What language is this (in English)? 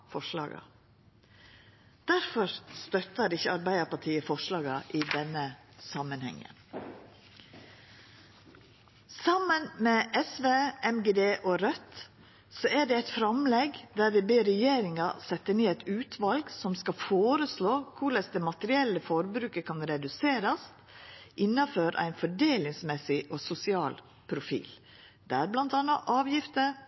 Norwegian Nynorsk